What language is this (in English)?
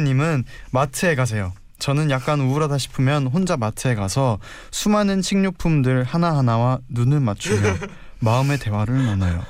Korean